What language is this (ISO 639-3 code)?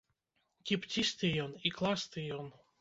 bel